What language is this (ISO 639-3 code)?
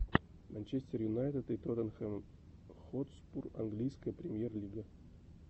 rus